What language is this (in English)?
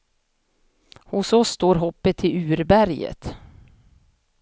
Swedish